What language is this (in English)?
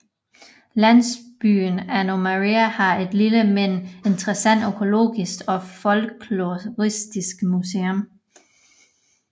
Danish